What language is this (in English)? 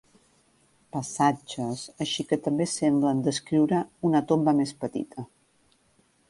Catalan